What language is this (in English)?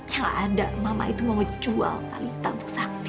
Indonesian